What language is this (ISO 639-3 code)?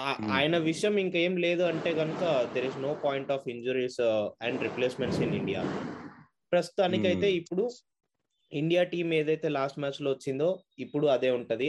tel